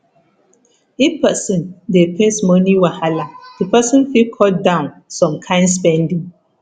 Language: Nigerian Pidgin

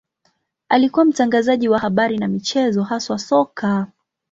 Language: Swahili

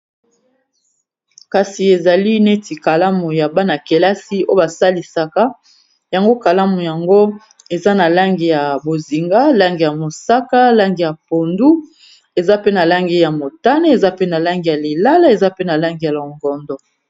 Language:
Lingala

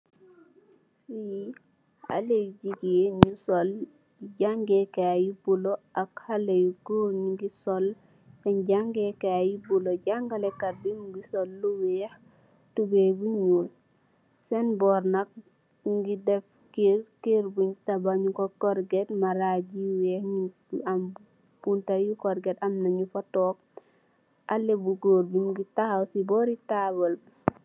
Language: Wolof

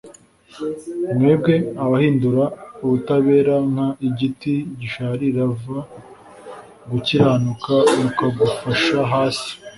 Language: Kinyarwanda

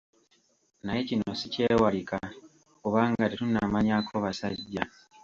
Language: Ganda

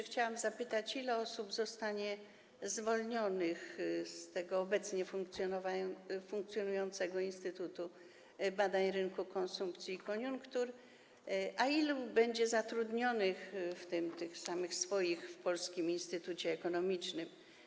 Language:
Polish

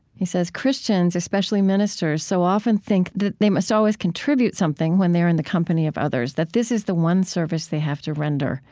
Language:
English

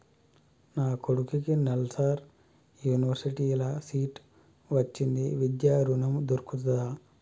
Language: Telugu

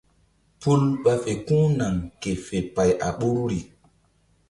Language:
Mbum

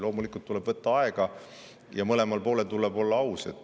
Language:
Estonian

